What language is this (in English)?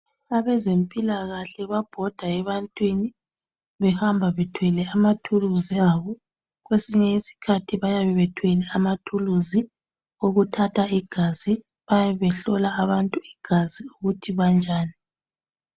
North Ndebele